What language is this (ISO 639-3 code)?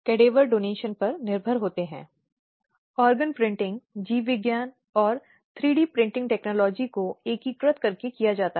hin